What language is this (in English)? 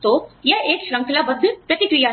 Hindi